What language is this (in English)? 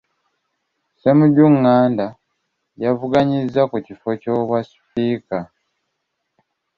Ganda